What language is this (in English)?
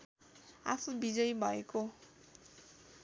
Nepali